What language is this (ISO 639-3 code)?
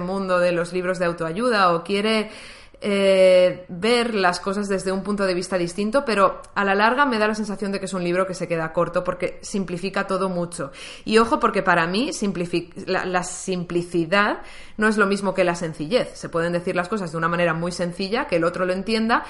spa